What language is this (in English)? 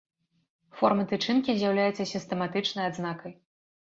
Belarusian